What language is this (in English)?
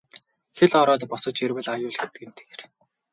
Mongolian